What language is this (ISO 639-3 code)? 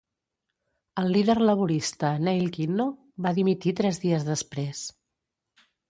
cat